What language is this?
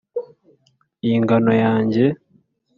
Kinyarwanda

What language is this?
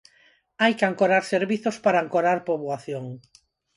Galician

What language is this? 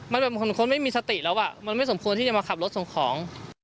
Thai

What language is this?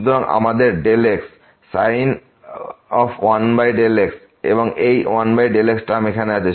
Bangla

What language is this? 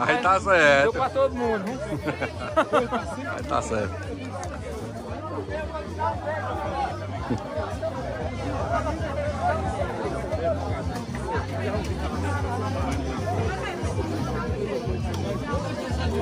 Portuguese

